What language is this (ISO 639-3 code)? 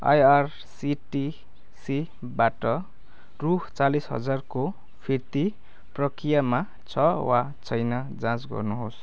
nep